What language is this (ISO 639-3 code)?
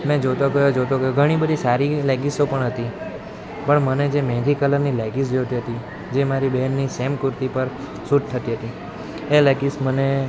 guj